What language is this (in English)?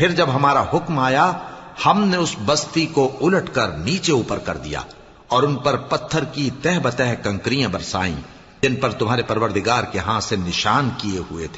Urdu